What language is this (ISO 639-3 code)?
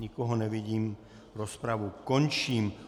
ces